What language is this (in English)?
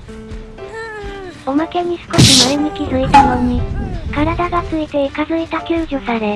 Japanese